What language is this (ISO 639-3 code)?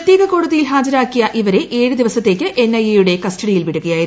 mal